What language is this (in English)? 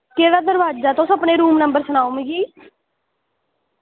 Dogri